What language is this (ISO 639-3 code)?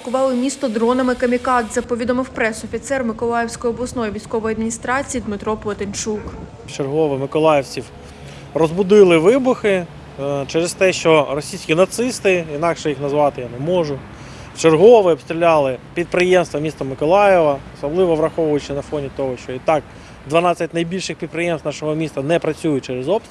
ukr